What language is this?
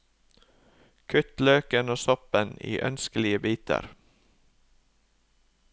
Norwegian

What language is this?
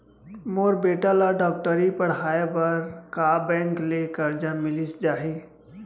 Chhattisgarhi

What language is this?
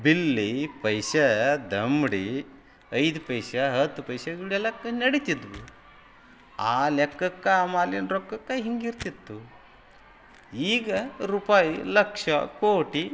Kannada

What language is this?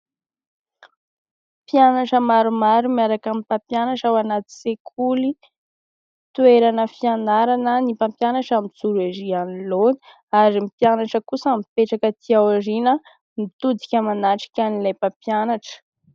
Malagasy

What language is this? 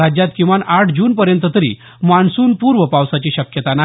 Marathi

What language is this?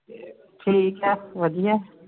Punjabi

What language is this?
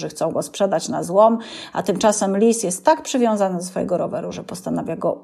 Polish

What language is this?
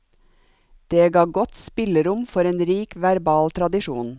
Norwegian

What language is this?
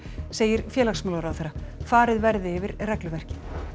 Icelandic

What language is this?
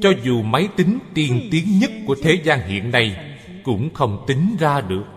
Vietnamese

